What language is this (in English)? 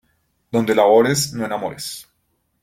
Spanish